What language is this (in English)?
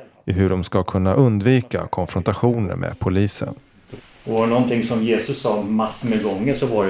Swedish